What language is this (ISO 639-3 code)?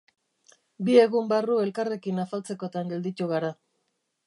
eus